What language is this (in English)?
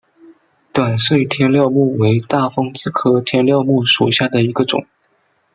Chinese